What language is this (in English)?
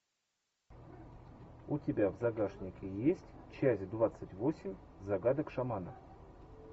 Russian